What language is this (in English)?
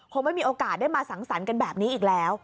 Thai